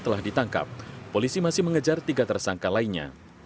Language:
Indonesian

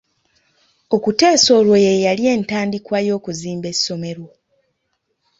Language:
Ganda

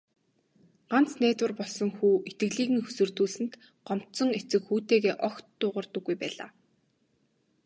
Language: Mongolian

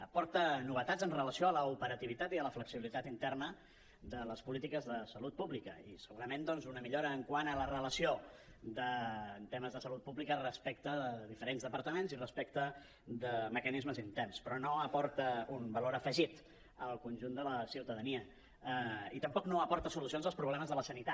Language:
Catalan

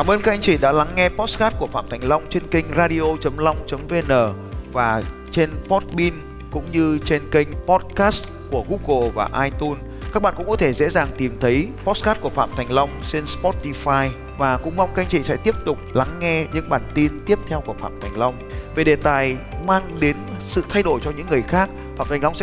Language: Vietnamese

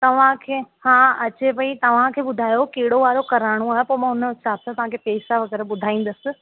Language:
Sindhi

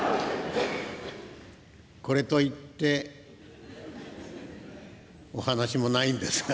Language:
Japanese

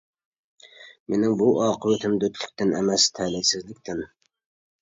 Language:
Uyghur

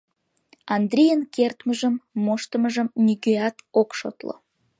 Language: Mari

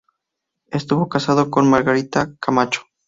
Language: Spanish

